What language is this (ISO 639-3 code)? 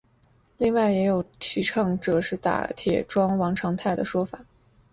zho